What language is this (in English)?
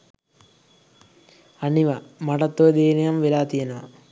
Sinhala